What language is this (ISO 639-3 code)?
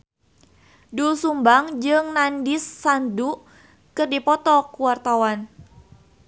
sun